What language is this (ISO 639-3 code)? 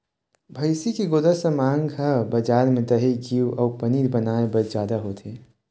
hne